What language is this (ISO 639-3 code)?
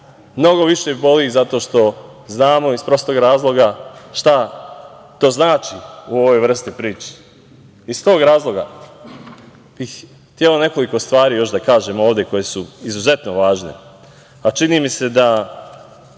srp